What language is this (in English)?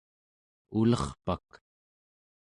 Central Yupik